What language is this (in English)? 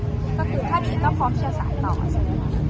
Thai